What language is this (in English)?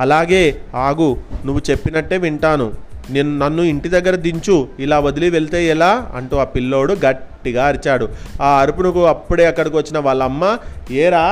Telugu